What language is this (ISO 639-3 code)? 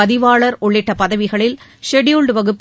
tam